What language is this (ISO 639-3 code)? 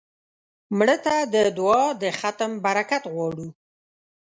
pus